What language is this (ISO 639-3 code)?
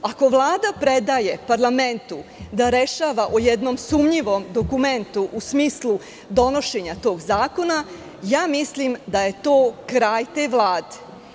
srp